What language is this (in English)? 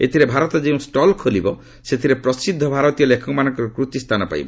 Odia